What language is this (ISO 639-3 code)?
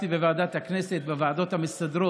heb